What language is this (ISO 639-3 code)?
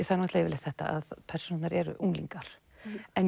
isl